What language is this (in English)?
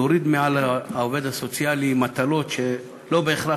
Hebrew